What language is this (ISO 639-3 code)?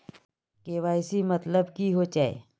mag